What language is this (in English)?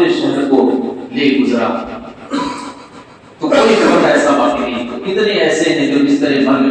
Urdu